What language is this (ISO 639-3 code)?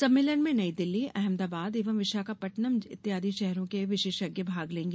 hin